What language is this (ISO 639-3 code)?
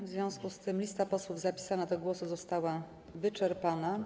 pol